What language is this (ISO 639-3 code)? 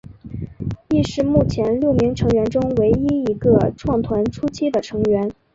zho